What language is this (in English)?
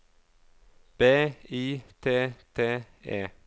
Norwegian